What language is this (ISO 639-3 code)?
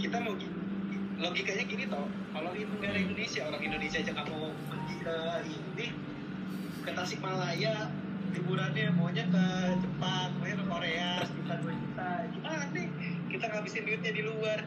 ind